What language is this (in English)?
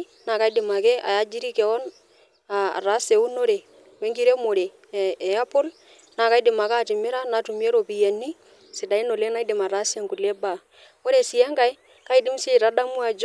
Masai